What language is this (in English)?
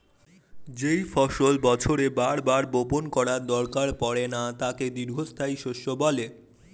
Bangla